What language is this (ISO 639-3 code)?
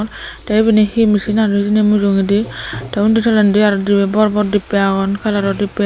ccp